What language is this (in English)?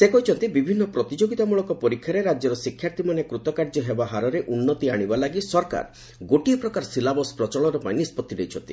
Odia